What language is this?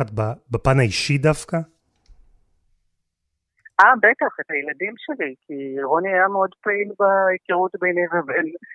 Hebrew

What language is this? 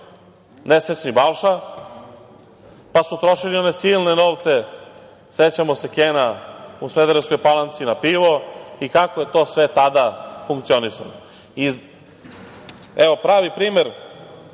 Serbian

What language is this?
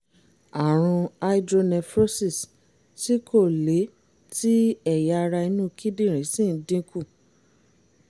Yoruba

